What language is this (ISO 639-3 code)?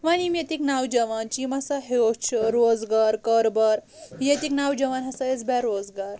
kas